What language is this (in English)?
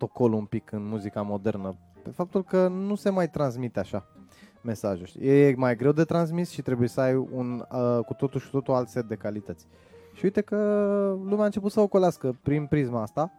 Romanian